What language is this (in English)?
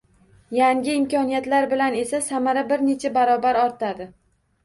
Uzbek